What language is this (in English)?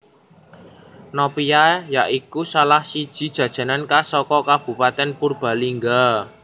Javanese